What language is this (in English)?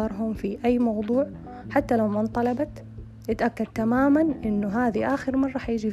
Arabic